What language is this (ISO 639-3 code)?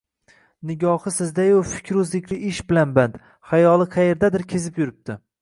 uzb